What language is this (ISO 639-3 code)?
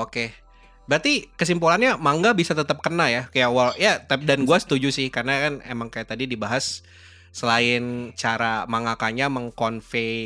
ind